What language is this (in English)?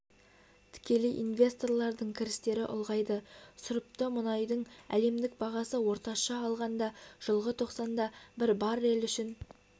Kazakh